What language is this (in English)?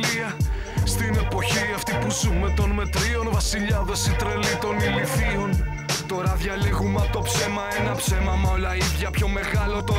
Greek